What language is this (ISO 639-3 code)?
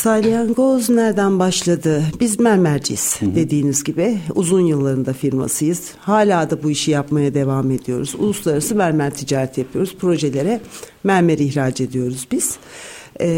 tur